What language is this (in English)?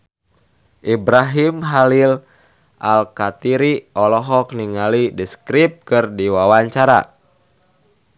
Sundanese